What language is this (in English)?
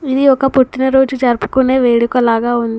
Telugu